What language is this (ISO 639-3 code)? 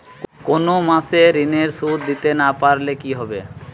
ben